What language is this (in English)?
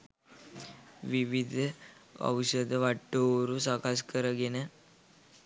Sinhala